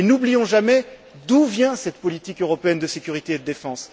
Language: French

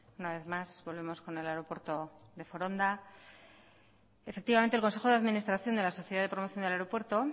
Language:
Spanish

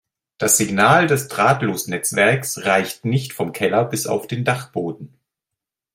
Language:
German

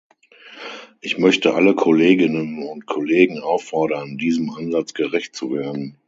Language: German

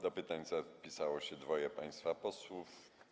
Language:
Polish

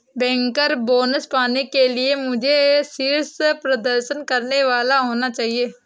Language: Hindi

